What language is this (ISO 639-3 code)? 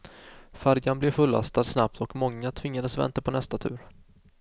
swe